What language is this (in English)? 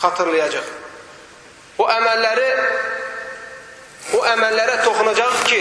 Turkish